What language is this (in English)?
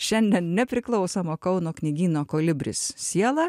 Lithuanian